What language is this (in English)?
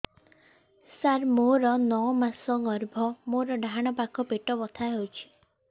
Odia